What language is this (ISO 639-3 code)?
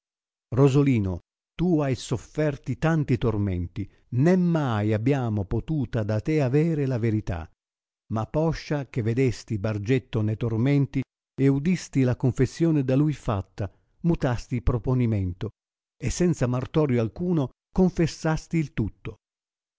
ita